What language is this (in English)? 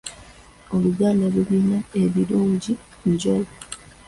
Ganda